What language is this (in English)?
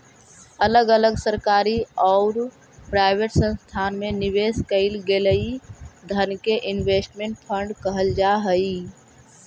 Magahi